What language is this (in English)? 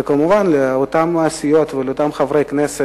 Hebrew